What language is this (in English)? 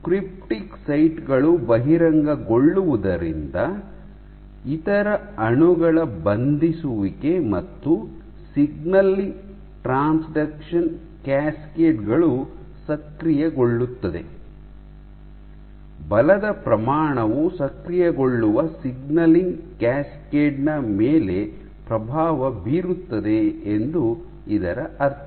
Kannada